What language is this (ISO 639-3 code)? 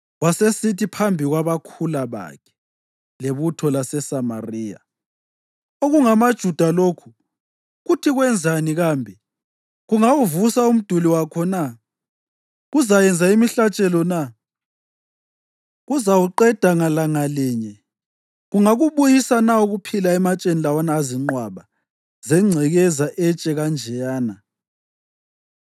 nde